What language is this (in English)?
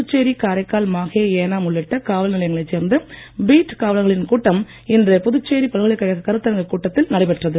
Tamil